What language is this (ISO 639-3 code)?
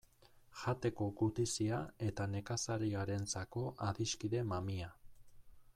eus